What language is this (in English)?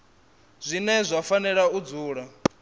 Venda